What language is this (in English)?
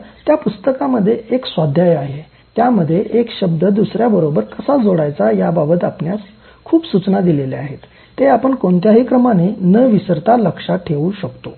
Marathi